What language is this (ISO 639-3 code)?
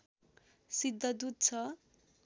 nep